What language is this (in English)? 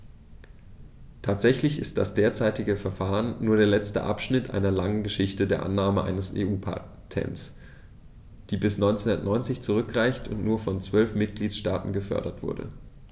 German